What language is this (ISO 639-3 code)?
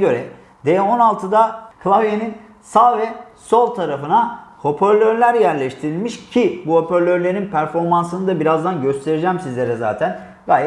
tur